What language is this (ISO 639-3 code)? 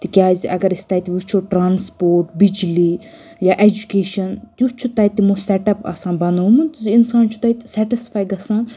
kas